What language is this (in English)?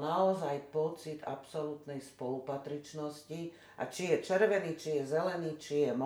Slovak